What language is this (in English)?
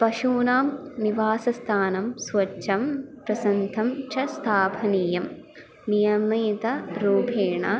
Sanskrit